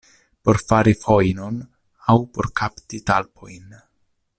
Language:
Esperanto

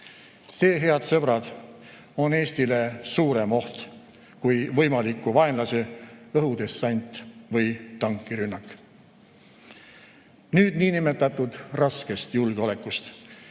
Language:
Estonian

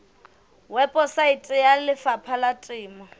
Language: Southern Sotho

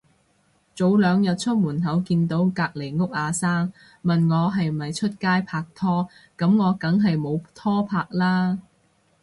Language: Cantonese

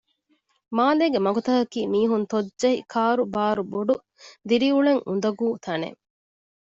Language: Divehi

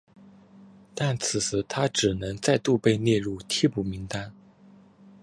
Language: Chinese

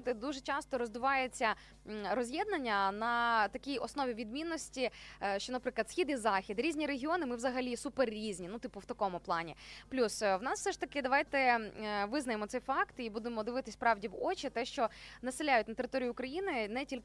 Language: Ukrainian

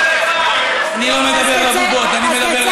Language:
Hebrew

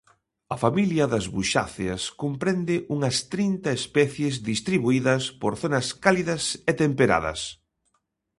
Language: Galician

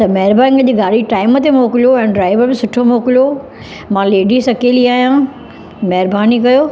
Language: Sindhi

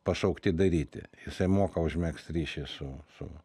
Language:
Lithuanian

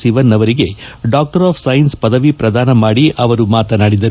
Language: Kannada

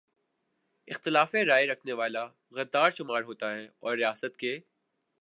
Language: Urdu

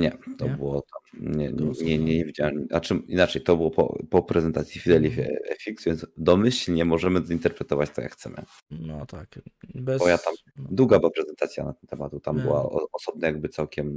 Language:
Polish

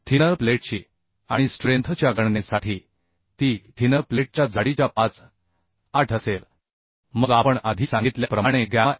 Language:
Marathi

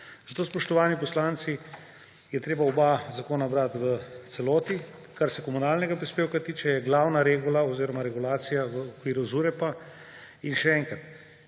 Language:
Slovenian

